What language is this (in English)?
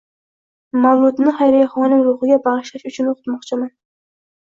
Uzbek